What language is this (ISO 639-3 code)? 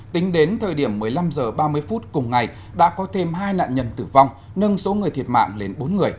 vie